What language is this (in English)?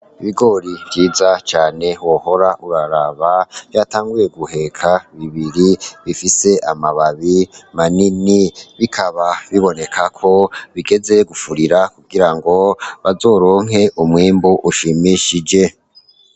Rundi